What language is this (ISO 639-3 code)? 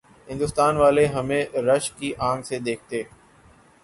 urd